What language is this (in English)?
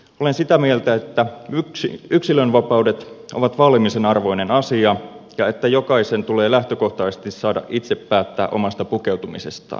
Finnish